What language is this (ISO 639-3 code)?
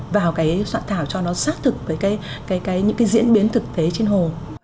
vie